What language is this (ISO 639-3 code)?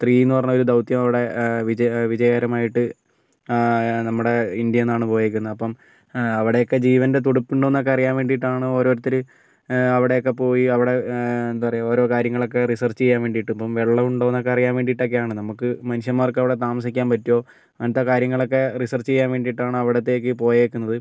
mal